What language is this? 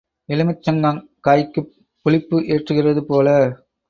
Tamil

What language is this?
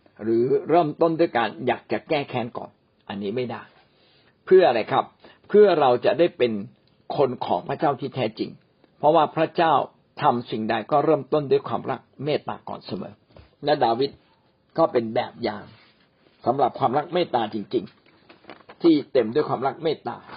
Thai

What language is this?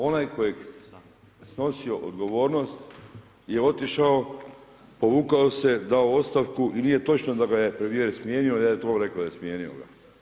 Croatian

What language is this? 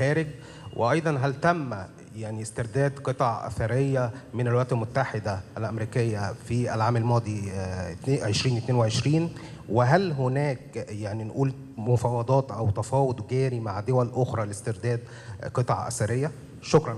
Arabic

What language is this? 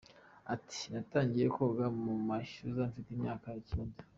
Kinyarwanda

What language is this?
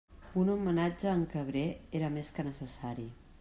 Catalan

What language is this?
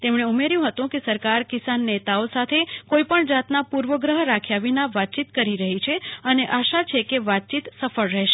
Gujarati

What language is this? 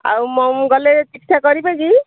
Odia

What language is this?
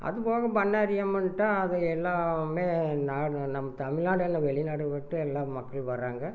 Tamil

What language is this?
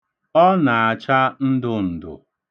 Igbo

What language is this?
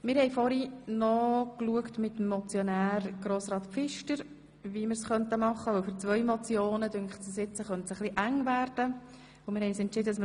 Swiss German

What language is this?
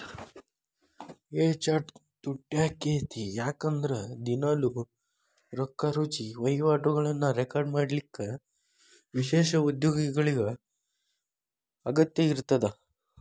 Kannada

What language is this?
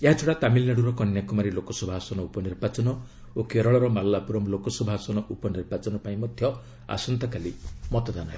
Odia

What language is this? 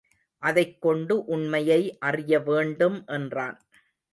Tamil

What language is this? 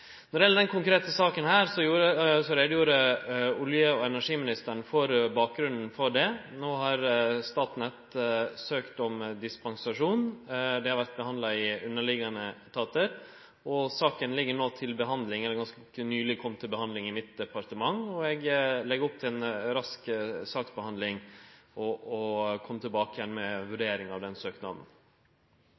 Norwegian Nynorsk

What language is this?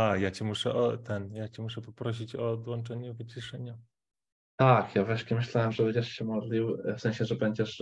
Polish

